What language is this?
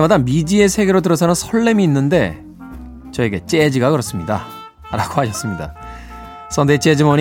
Korean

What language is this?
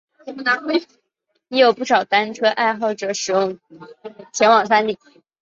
Chinese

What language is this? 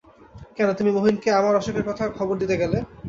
Bangla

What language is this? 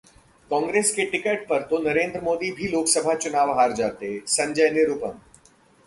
Hindi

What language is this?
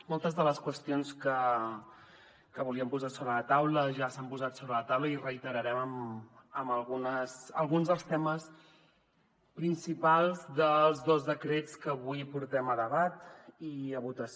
Catalan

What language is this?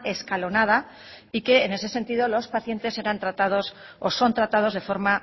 Spanish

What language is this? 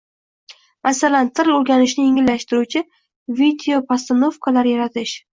Uzbek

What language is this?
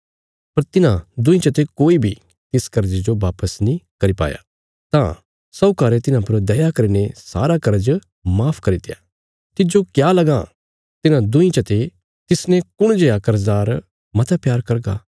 Bilaspuri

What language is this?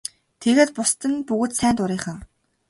Mongolian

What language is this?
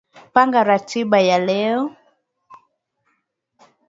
Swahili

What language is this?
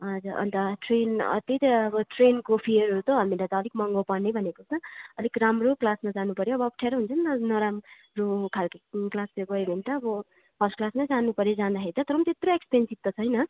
Nepali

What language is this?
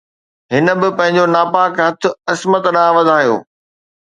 Sindhi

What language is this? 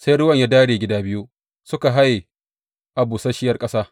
Hausa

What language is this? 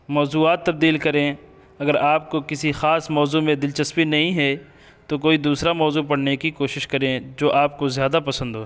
Urdu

